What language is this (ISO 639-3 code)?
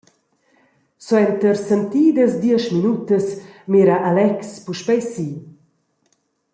roh